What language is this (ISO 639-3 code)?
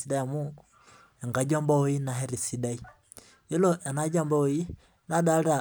mas